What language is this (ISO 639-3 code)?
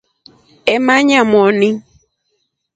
rof